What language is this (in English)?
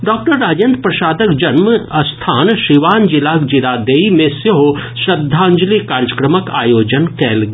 Maithili